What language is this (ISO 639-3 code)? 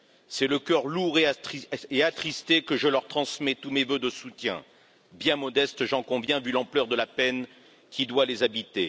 fra